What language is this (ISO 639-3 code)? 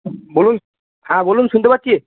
ben